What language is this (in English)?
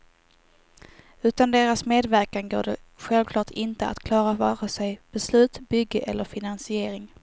Swedish